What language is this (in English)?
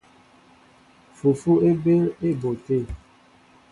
Mbo (Cameroon)